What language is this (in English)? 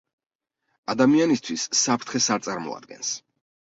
Georgian